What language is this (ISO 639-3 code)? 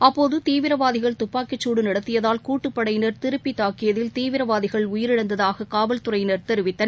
tam